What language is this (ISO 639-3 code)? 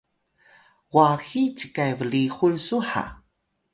tay